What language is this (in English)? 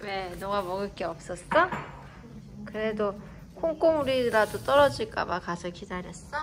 Korean